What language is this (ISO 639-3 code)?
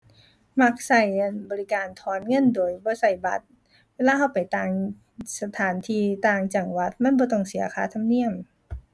tha